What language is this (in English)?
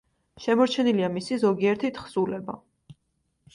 Georgian